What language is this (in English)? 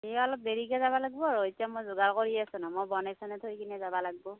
Assamese